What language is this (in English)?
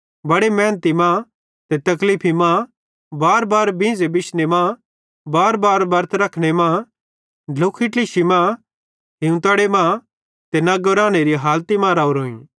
Bhadrawahi